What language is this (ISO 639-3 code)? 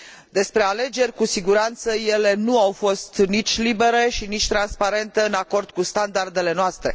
ron